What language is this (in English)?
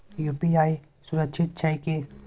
Maithili